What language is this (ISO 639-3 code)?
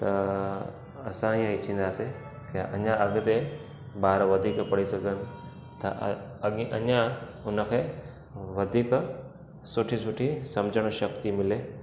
snd